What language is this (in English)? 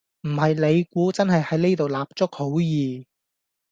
Cantonese